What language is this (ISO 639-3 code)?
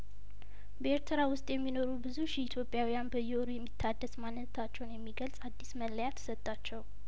amh